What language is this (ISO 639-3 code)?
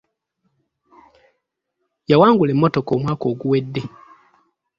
lug